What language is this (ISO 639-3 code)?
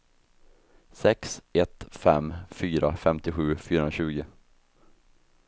swe